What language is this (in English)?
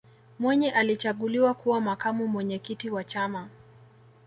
Swahili